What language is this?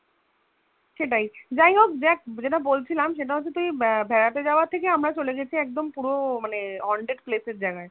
Bangla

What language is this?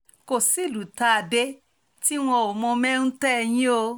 Yoruba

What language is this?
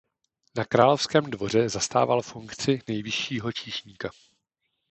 Czech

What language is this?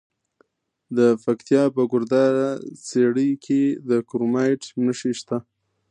Pashto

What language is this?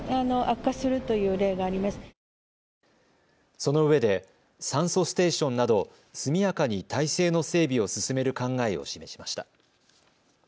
Japanese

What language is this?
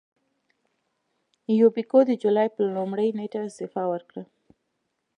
Pashto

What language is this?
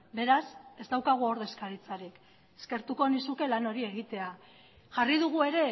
Basque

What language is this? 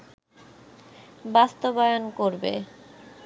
Bangla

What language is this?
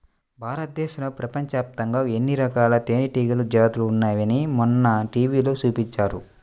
Telugu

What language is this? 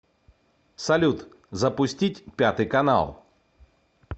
Russian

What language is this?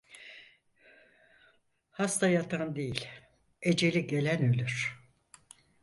Turkish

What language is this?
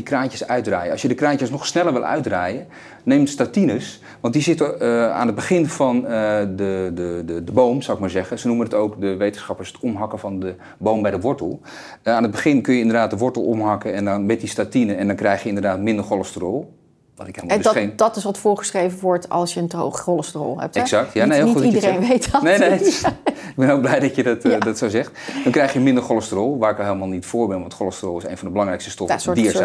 Dutch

